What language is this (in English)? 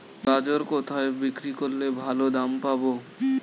Bangla